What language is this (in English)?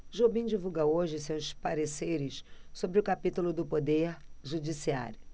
Portuguese